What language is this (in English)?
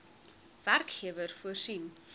Afrikaans